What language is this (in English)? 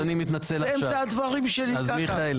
Hebrew